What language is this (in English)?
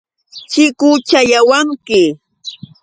Yauyos Quechua